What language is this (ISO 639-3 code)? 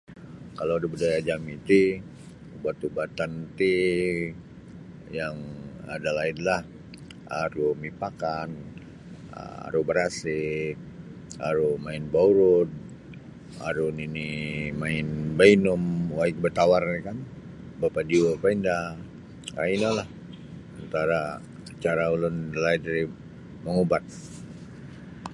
bsy